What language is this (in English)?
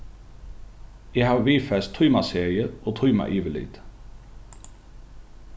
Faroese